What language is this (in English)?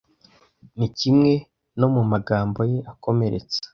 Kinyarwanda